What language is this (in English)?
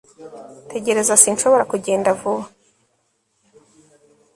Kinyarwanda